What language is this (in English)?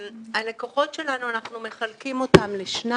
Hebrew